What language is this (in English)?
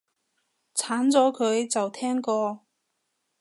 Cantonese